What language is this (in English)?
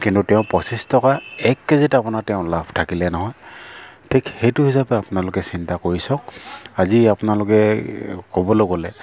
Assamese